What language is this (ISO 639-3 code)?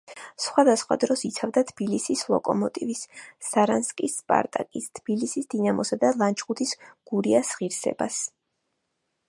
kat